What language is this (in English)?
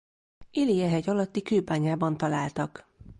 Hungarian